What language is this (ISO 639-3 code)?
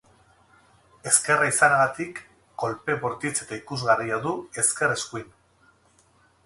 eus